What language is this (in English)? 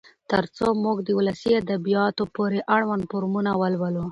Pashto